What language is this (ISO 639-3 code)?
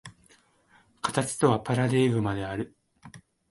jpn